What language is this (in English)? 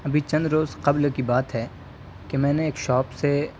Urdu